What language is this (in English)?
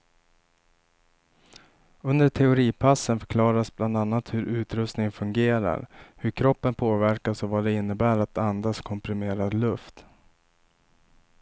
Swedish